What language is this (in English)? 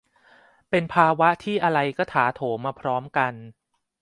Thai